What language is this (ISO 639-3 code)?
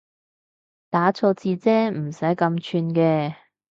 yue